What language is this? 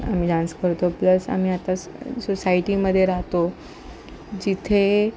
Marathi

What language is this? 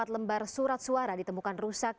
Indonesian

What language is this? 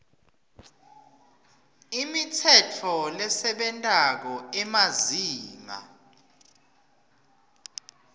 Swati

